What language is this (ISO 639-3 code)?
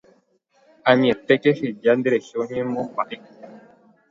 grn